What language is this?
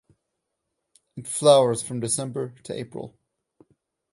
English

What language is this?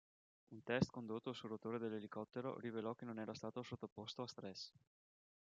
Italian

